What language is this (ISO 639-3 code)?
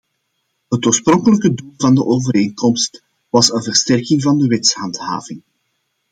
nld